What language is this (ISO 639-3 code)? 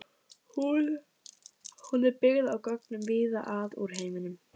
isl